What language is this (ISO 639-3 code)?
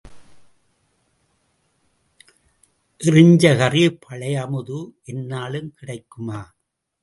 tam